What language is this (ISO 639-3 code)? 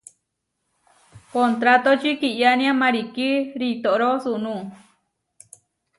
var